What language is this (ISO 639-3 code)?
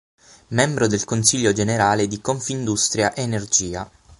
ita